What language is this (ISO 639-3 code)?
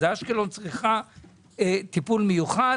heb